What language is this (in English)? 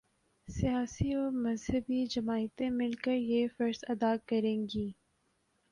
Urdu